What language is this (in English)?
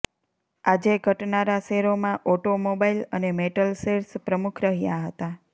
Gujarati